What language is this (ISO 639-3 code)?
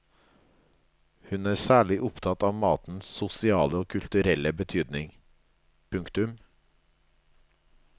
nor